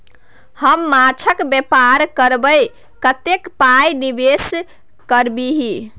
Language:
Maithili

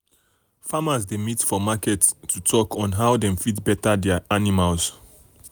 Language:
Nigerian Pidgin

